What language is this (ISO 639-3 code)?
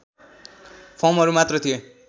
nep